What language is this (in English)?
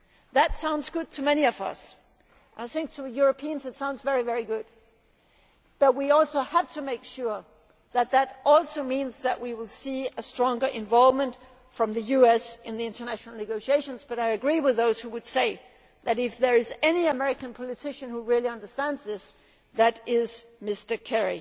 English